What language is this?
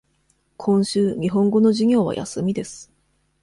Japanese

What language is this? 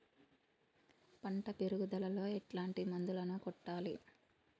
Telugu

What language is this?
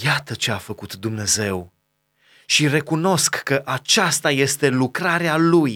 Romanian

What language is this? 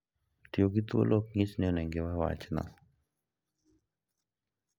Luo (Kenya and Tanzania)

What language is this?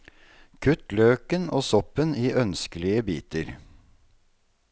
Norwegian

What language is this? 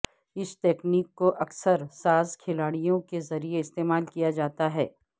Urdu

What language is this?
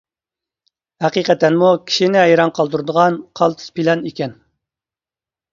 Uyghur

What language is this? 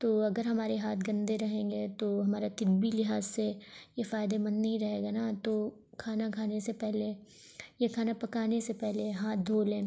Urdu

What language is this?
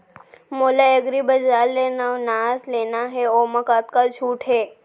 Chhattisgarhi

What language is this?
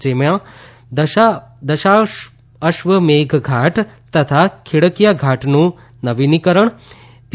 Gujarati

